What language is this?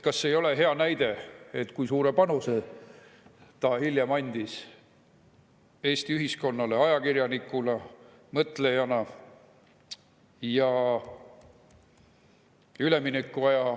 Estonian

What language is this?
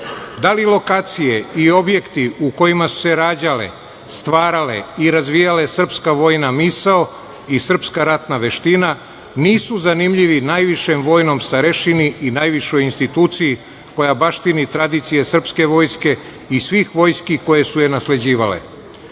Serbian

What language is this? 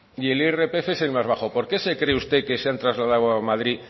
Spanish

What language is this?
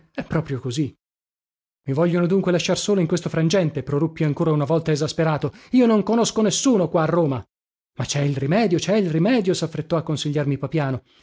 Italian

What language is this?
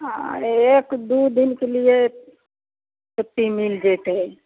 Maithili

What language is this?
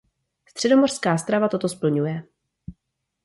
Czech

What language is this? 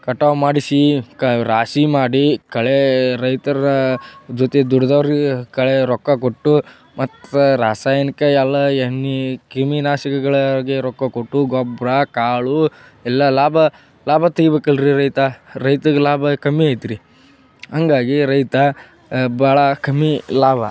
Kannada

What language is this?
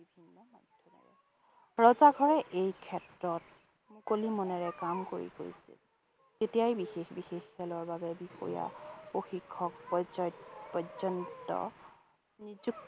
Assamese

